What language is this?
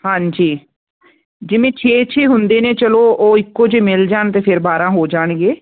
Punjabi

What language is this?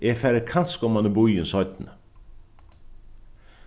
Faroese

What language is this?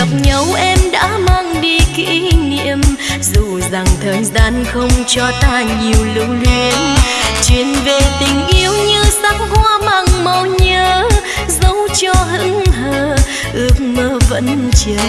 Vietnamese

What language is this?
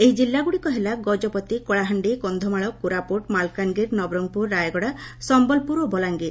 Odia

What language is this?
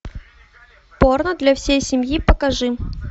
Russian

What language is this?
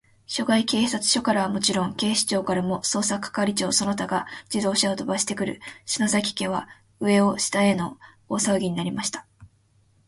Japanese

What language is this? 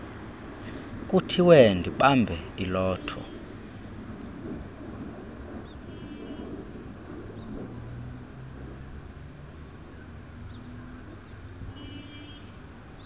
Xhosa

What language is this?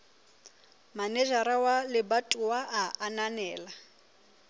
Southern Sotho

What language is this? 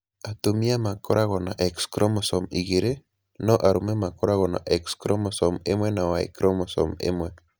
Kikuyu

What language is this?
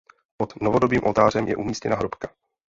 Czech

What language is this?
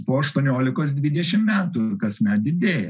Lithuanian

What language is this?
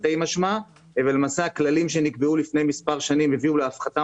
Hebrew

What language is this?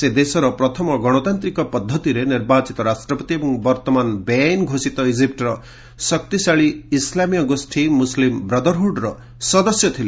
Odia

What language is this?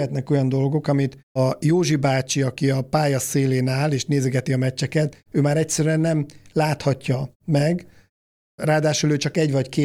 Hungarian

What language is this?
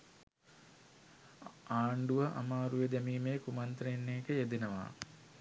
Sinhala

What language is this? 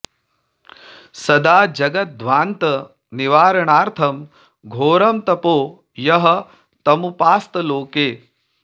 Sanskrit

